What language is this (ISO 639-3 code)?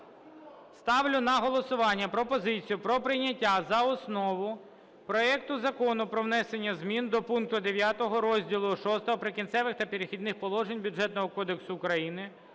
ukr